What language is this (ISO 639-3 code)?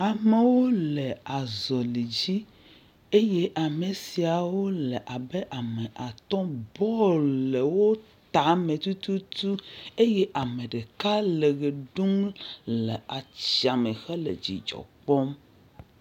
ewe